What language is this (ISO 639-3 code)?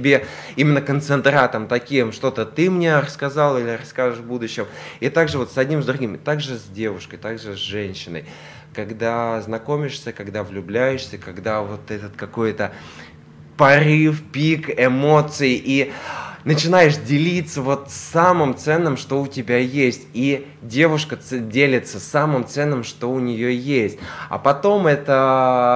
rus